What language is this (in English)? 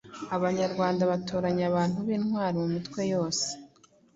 Kinyarwanda